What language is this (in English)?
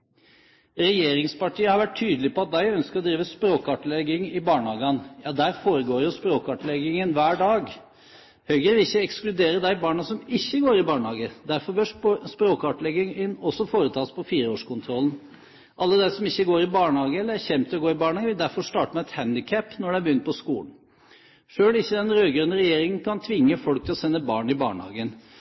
Norwegian Bokmål